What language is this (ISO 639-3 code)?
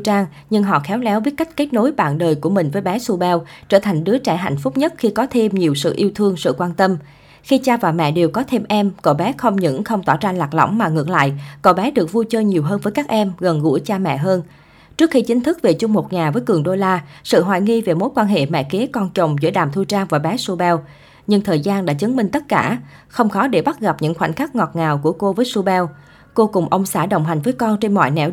vie